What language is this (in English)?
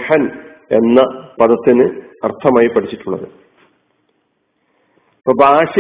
Malayalam